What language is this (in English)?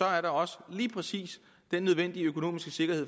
Danish